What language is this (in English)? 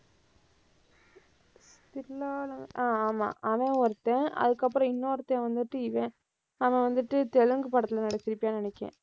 Tamil